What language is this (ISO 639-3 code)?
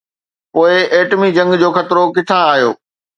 snd